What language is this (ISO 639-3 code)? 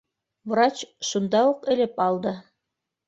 bak